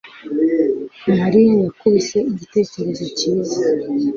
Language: Kinyarwanda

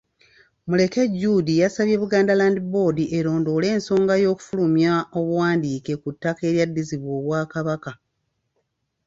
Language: Ganda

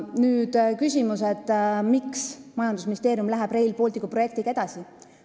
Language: Estonian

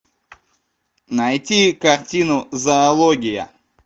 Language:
Russian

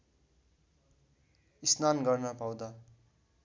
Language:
Nepali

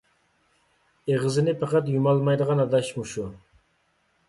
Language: Uyghur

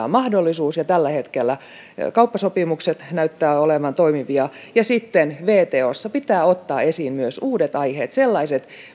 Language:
Finnish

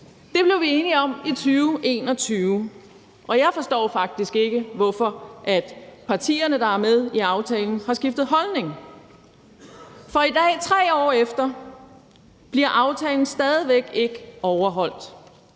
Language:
Danish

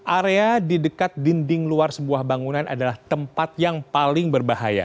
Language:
Indonesian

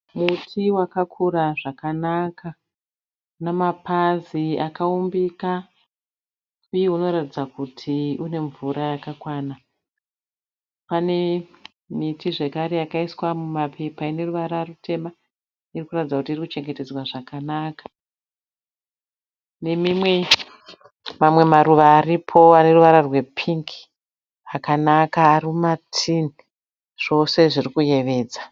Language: Shona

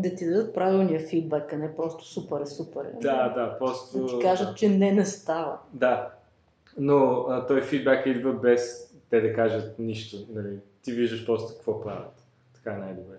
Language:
Bulgarian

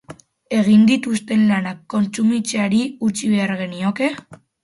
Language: Basque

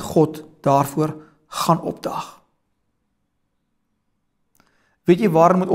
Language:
Dutch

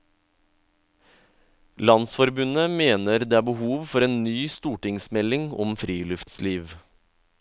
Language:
Norwegian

